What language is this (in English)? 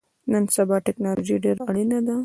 Pashto